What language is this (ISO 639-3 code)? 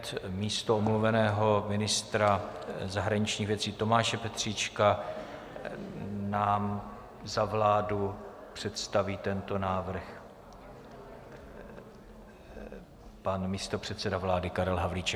ces